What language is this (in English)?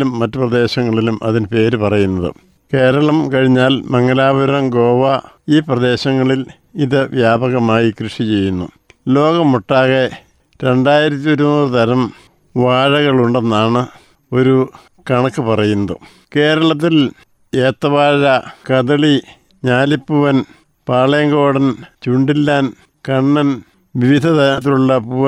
Malayalam